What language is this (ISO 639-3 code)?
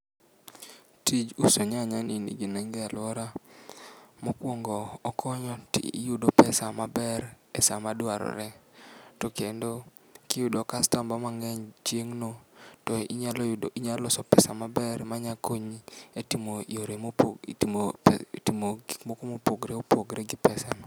luo